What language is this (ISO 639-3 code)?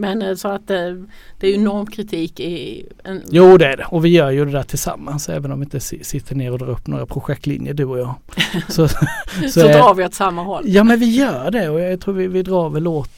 swe